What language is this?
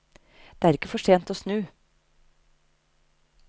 Norwegian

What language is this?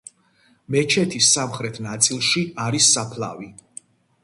Georgian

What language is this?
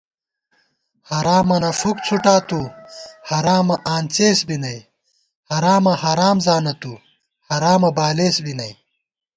Gawar-Bati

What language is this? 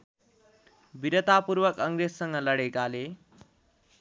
Nepali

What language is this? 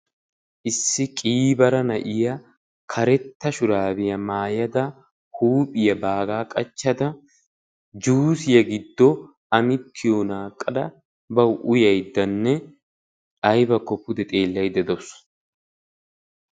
Wolaytta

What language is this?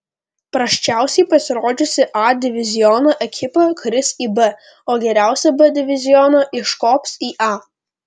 Lithuanian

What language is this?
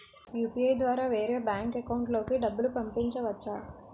Telugu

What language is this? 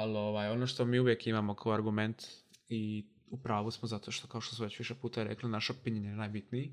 Croatian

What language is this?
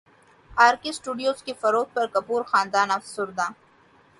Urdu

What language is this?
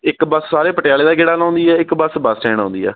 Punjabi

